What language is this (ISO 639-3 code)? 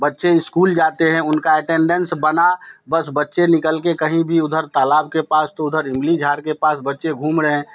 hin